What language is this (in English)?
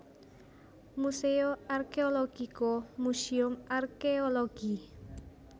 Javanese